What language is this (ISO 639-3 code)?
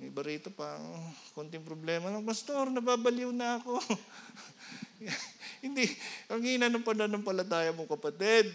fil